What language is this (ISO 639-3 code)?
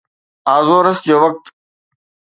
snd